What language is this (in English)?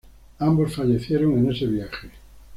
Spanish